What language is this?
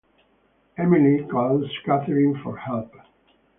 English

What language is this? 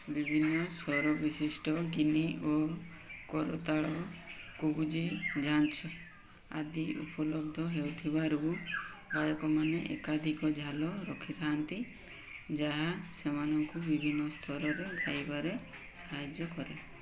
Odia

